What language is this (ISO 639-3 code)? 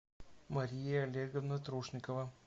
rus